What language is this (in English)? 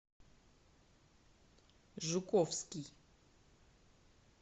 Russian